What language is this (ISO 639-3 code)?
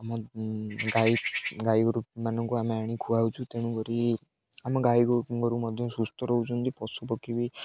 ori